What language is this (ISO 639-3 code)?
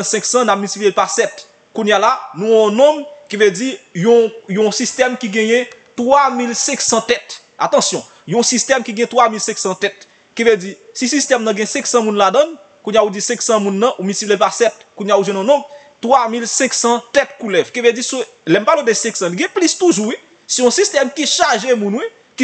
fra